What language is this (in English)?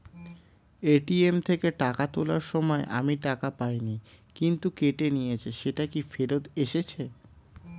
Bangla